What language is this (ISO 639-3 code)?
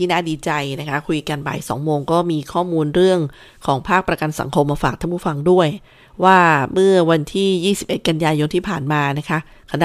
tha